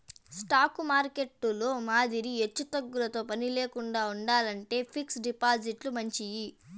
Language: Telugu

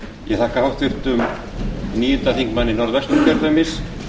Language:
Icelandic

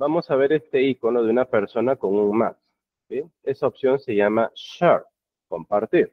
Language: Spanish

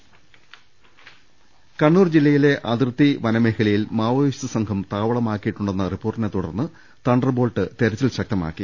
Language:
Malayalam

